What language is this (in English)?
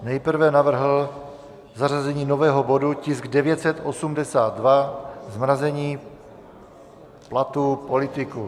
Czech